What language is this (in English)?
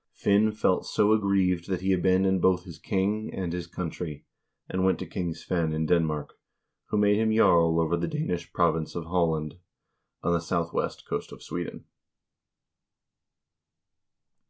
English